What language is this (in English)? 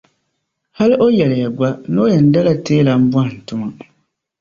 Dagbani